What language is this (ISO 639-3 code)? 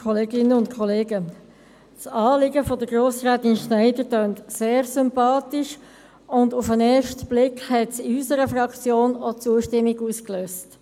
gsw